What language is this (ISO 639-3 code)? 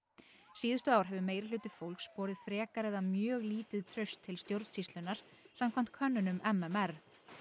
isl